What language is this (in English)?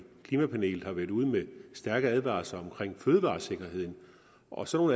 Danish